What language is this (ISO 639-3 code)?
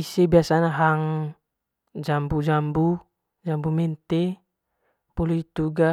mqy